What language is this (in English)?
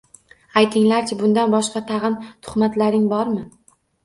Uzbek